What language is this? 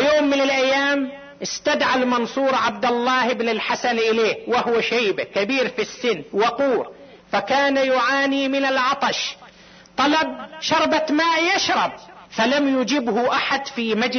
Arabic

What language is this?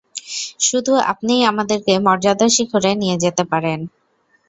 Bangla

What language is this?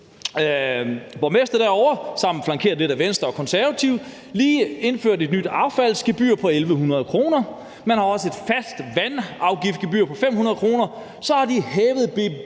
Danish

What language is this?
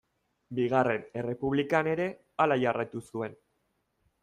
Basque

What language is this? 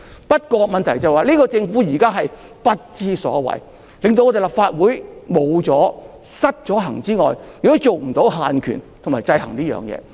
Cantonese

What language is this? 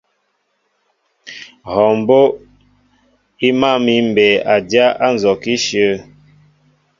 Mbo (Cameroon)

